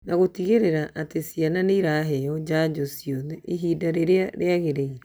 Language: Kikuyu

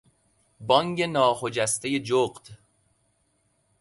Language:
Persian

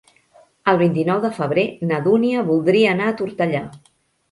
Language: Catalan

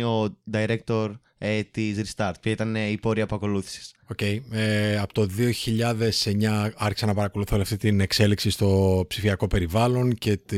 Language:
Greek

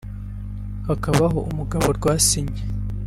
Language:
Kinyarwanda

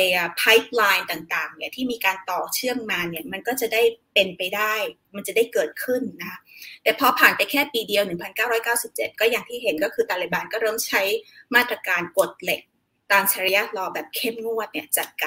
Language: Thai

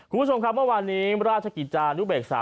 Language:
Thai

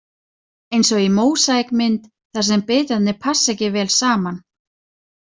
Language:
Icelandic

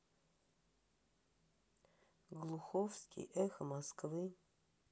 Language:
Russian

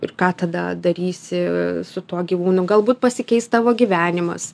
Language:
Lithuanian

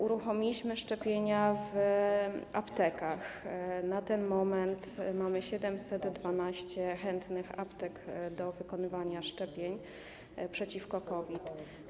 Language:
Polish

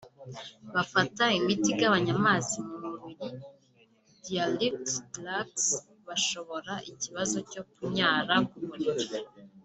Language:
Kinyarwanda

